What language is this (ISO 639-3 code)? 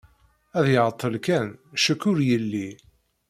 kab